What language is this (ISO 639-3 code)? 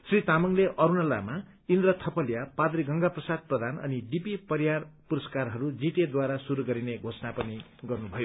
nep